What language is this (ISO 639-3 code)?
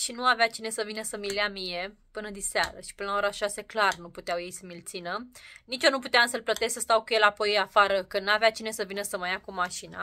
ron